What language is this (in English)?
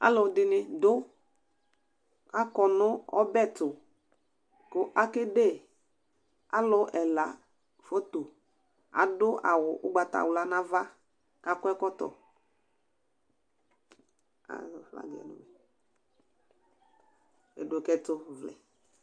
Ikposo